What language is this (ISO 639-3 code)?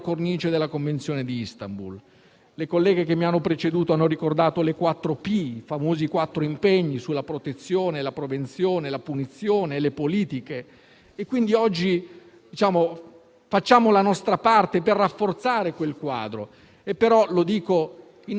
ita